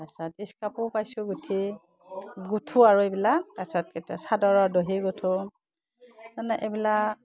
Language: Assamese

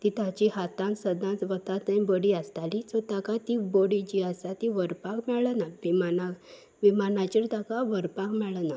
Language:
Konkani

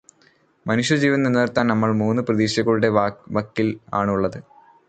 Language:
Malayalam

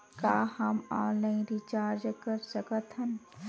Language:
Chhattisgarhi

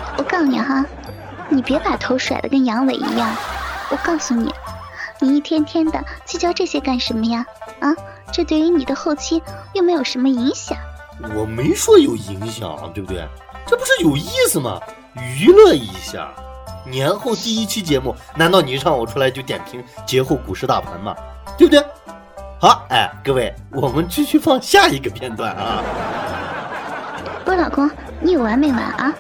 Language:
Chinese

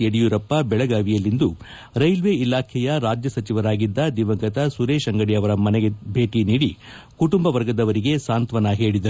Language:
Kannada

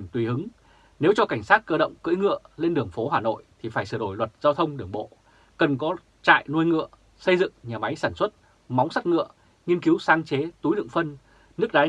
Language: Vietnamese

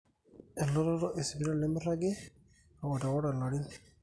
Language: Masai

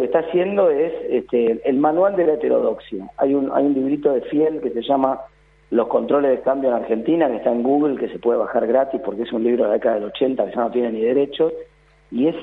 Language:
Spanish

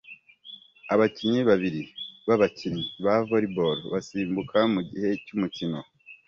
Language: Kinyarwanda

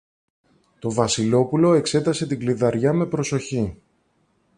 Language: Greek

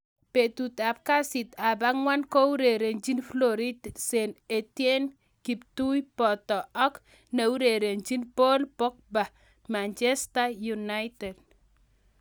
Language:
Kalenjin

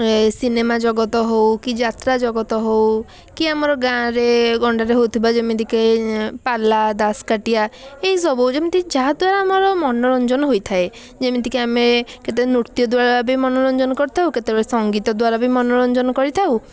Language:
Odia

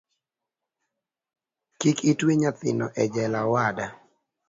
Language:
Luo (Kenya and Tanzania)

